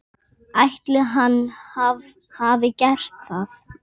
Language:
Icelandic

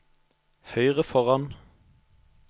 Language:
Norwegian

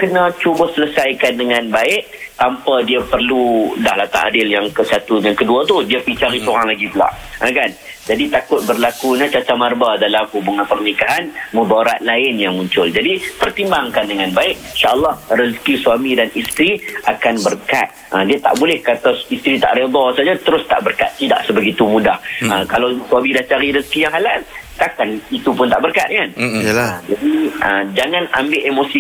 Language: Malay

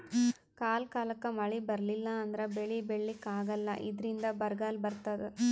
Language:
Kannada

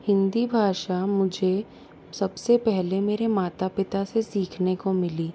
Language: Hindi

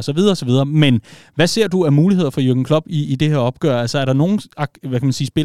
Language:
Danish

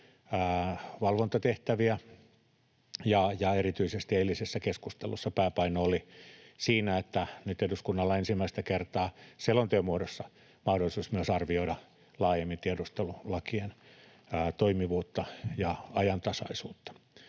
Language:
Finnish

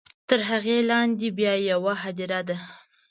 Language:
Pashto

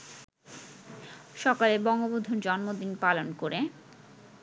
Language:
Bangla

